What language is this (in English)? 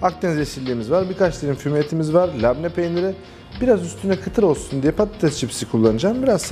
Turkish